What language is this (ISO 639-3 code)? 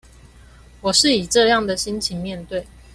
zho